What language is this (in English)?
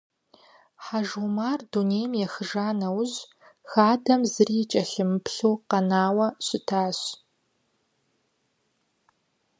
Kabardian